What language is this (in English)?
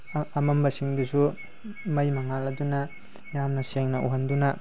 Manipuri